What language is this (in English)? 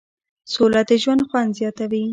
Pashto